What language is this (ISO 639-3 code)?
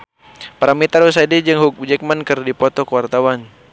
sun